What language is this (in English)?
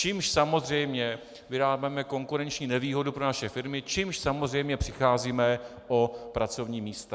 Czech